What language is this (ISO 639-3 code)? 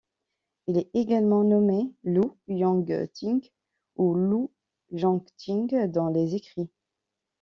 fra